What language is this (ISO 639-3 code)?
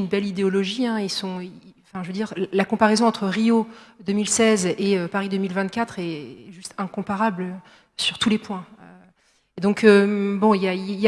fra